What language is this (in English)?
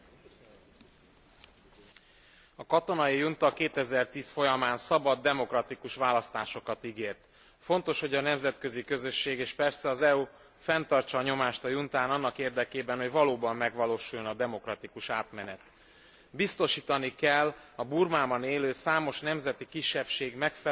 Hungarian